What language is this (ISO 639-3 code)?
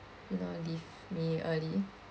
eng